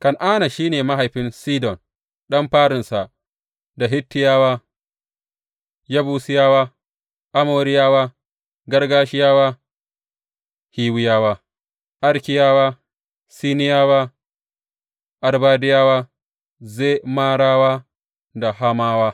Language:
Hausa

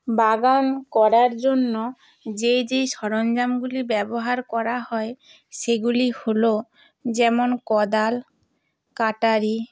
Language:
Bangla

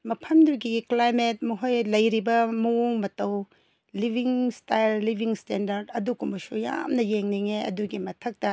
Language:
Manipuri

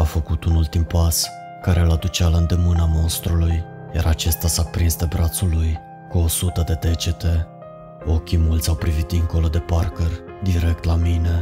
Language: Romanian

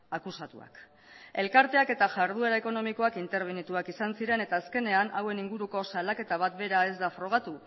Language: Basque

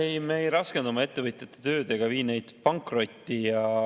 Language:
Estonian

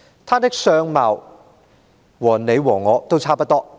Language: Cantonese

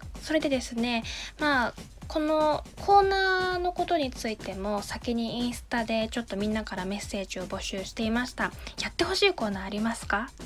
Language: Japanese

